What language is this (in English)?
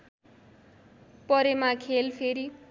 Nepali